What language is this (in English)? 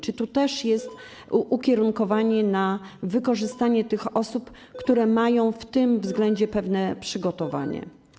Polish